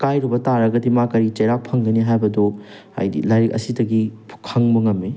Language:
Manipuri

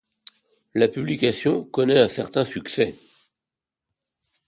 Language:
French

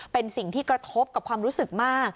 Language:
Thai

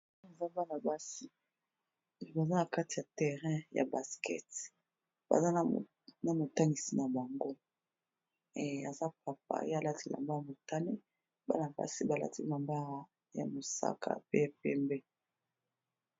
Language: Lingala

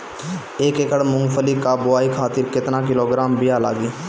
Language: Bhojpuri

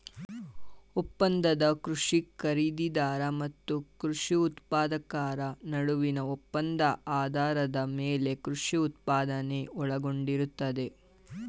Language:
Kannada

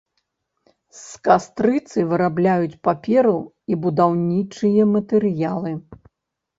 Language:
Belarusian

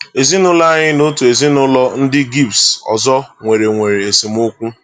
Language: Igbo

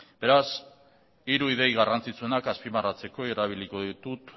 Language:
Basque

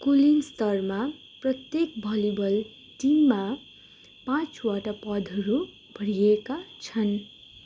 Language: Nepali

